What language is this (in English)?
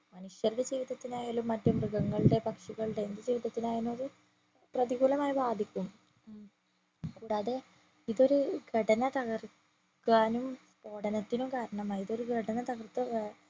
Malayalam